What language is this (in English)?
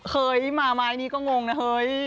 Thai